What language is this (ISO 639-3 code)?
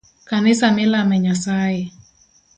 luo